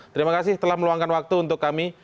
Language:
Indonesian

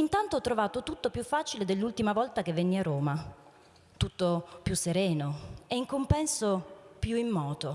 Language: Italian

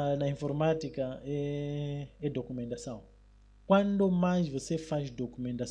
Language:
Portuguese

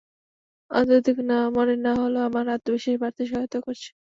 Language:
Bangla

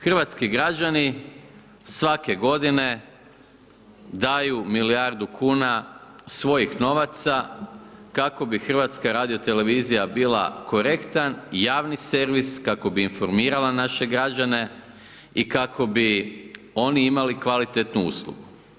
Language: Croatian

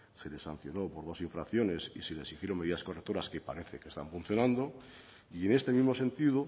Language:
Spanish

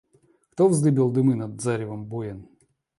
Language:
Russian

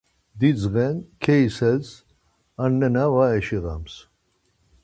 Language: Laz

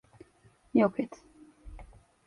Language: Turkish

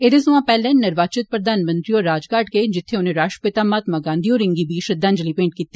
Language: Dogri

